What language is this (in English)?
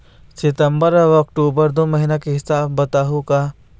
Chhattisgarhi